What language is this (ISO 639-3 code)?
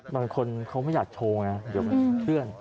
tha